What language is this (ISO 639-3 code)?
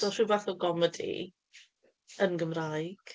cym